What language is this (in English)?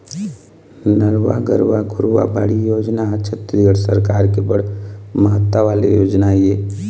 Chhattisgarhi